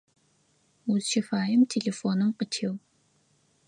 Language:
Adyghe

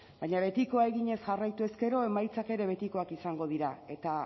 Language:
Basque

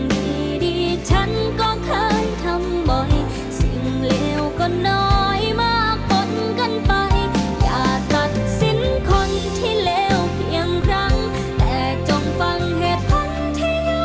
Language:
Thai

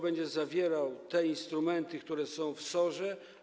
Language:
Polish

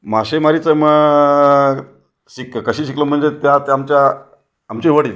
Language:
Marathi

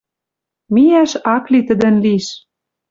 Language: Western Mari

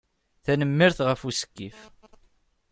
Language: Kabyle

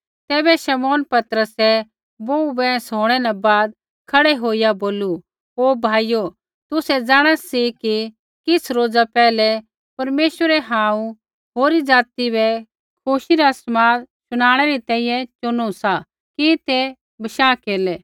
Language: Kullu Pahari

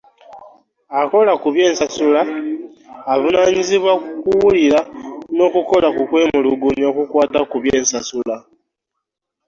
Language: Ganda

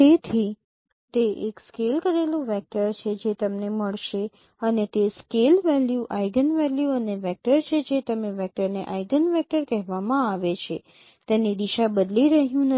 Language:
Gujarati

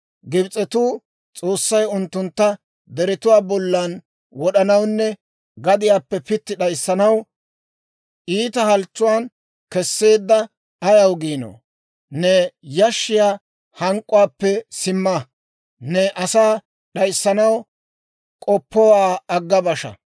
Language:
Dawro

